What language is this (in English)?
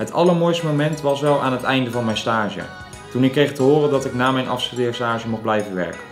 Dutch